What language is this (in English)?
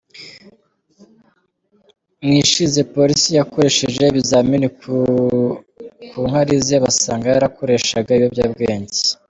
Kinyarwanda